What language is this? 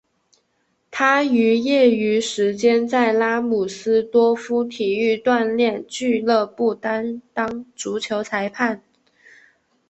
Chinese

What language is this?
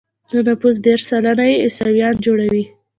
Pashto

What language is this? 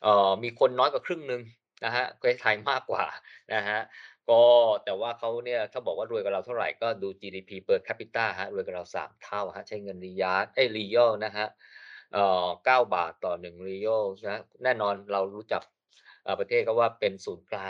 Thai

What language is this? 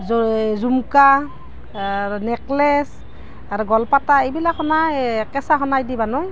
Assamese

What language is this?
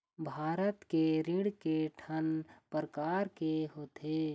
Chhattisgarhi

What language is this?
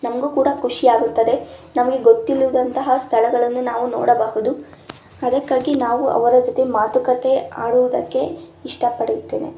Kannada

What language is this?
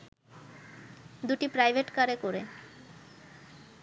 Bangla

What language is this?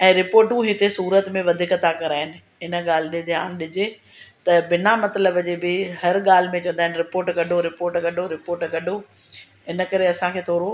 Sindhi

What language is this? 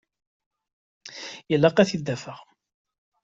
Kabyle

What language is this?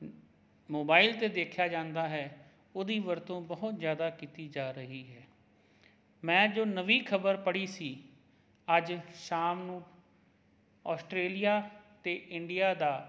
Punjabi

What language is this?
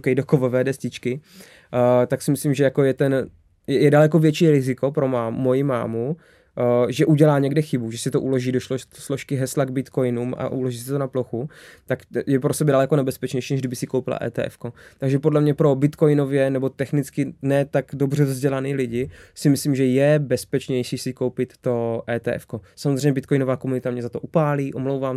Czech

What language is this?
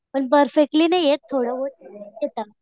Marathi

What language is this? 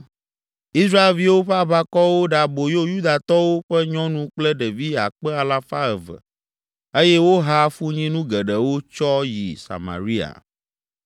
Ewe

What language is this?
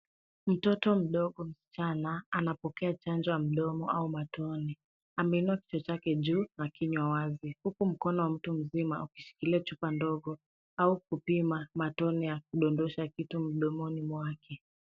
Swahili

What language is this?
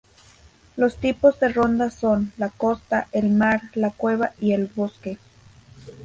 Spanish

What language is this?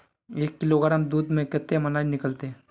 Magahi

